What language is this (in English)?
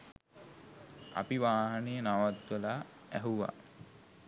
Sinhala